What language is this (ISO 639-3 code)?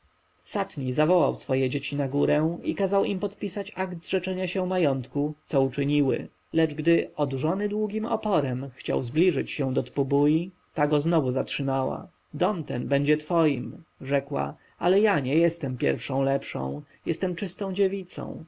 pol